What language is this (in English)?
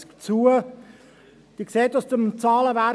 Swiss German